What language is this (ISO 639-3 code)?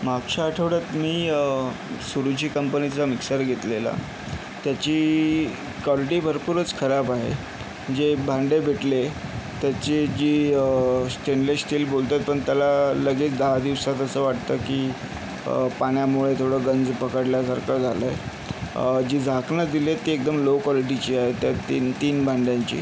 mar